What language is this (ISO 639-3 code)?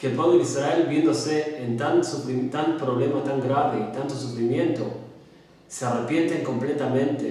spa